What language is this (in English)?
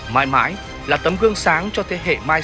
Vietnamese